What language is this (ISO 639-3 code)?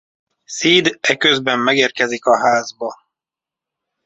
hun